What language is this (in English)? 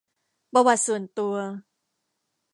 Thai